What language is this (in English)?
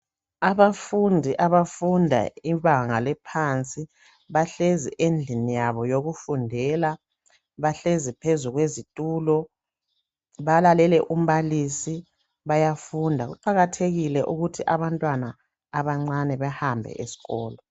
North Ndebele